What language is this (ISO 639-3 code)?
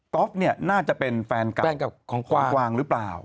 tha